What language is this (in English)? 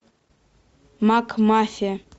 Russian